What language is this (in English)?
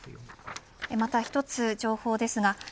Japanese